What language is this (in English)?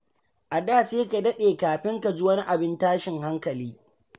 Hausa